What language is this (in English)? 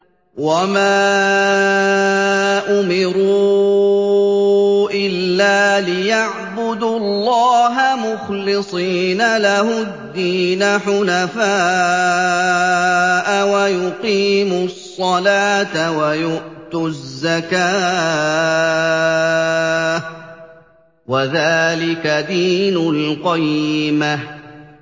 Arabic